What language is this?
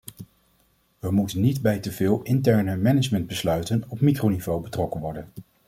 Dutch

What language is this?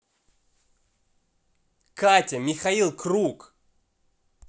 Russian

